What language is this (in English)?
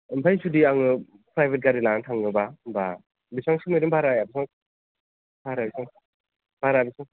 Bodo